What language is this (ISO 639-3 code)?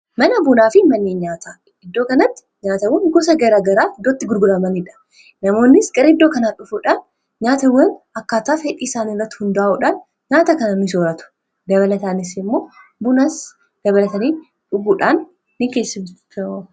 orm